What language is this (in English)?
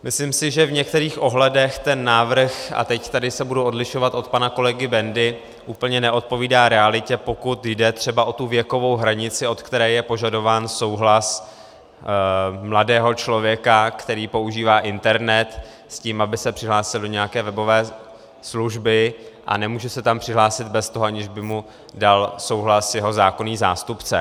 Czech